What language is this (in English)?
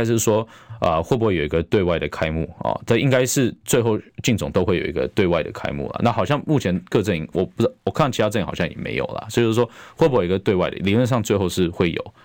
Chinese